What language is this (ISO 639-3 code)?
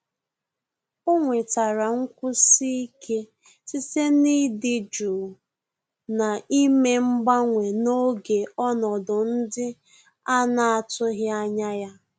ibo